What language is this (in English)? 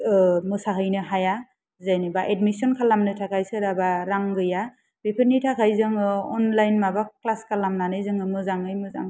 Bodo